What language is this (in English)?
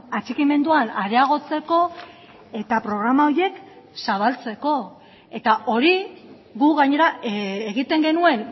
Basque